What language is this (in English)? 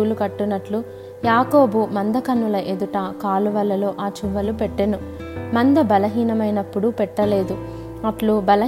Telugu